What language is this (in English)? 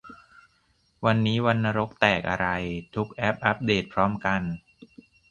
Thai